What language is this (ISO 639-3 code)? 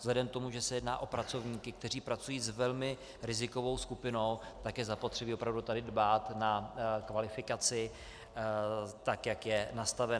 ces